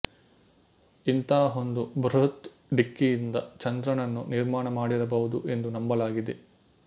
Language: Kannada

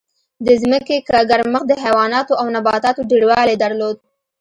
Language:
Pashto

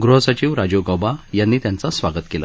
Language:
Marathi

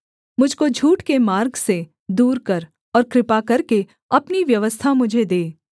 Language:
Hindi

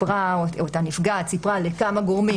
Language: Hebrew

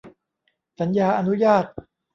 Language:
Thai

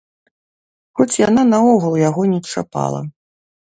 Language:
Belarusian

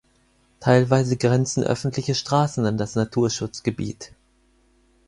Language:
German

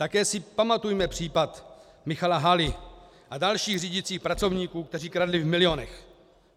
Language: Czech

